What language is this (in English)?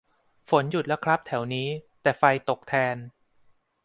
Thai